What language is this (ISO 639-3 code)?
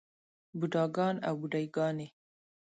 pus